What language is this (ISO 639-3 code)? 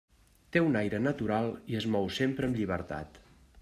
cat